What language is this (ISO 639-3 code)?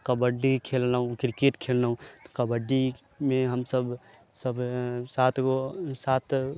mai